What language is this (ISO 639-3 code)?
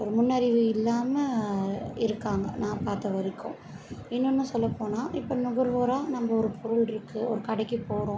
tam